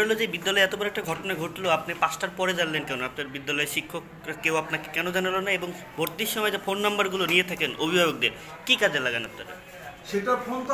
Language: Romanian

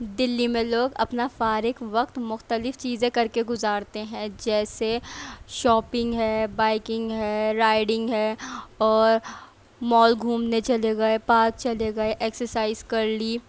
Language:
Urdu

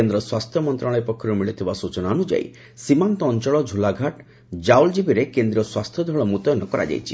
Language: Odia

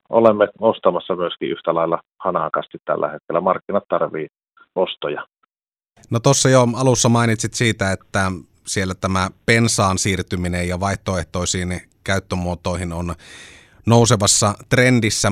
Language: Finnish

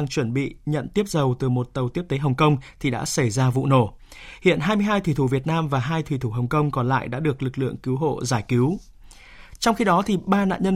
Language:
Vietnamese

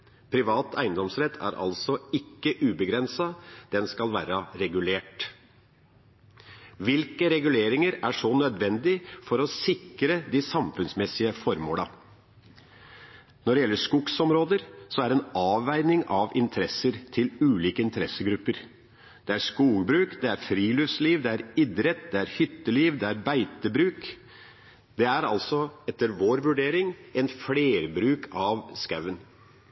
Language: Norwegian Bokmål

